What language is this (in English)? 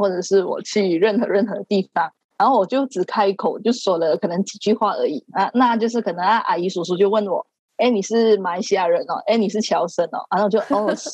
Chinese